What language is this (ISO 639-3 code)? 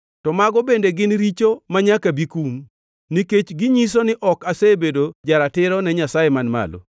luo